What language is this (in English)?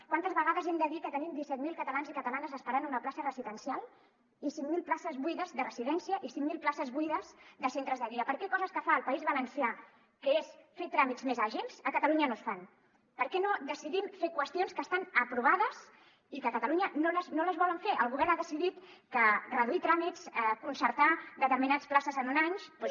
Catalan